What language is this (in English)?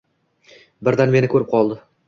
Uzbek